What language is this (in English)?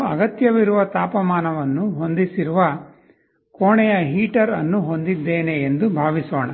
Kannada